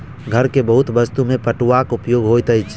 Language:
Maithili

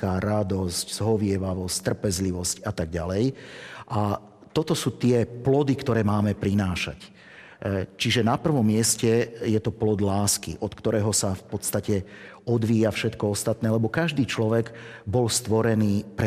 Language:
Slovak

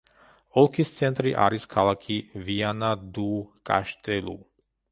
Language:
Georgian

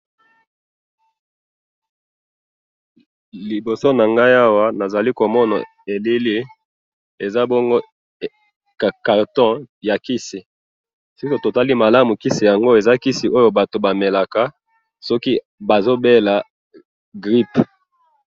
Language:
Lingala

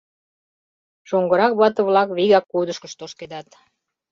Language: Mari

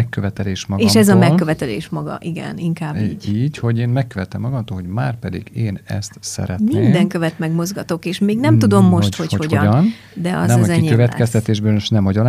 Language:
Hungarian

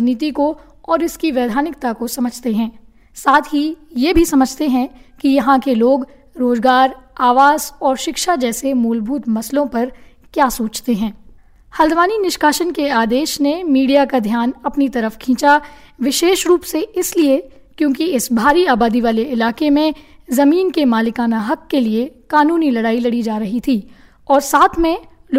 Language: Hindi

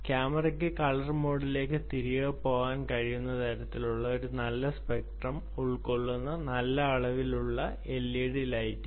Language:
Malayalam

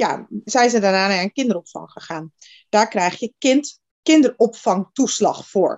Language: Dutch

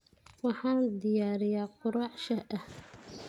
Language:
Somali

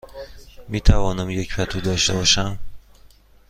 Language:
Persian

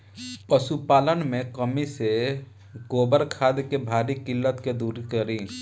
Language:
Bhojpuri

